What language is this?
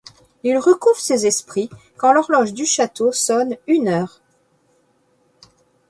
French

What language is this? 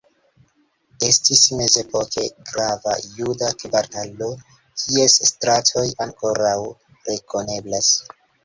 Esperanto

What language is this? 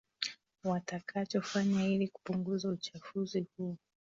Swahili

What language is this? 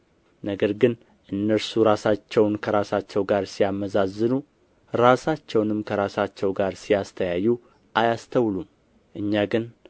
Amharic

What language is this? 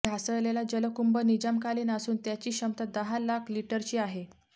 Marathi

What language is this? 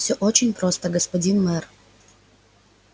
Russian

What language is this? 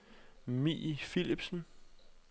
Danish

